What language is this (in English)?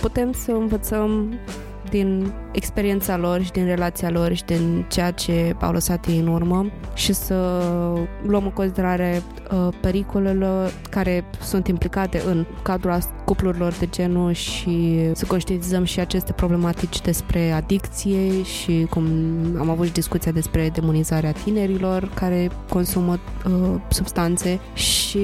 Romanian